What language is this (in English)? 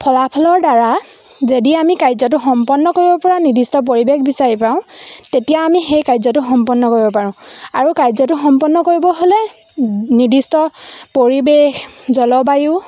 Assamese